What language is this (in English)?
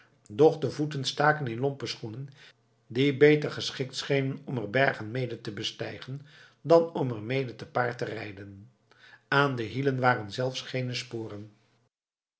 Dutch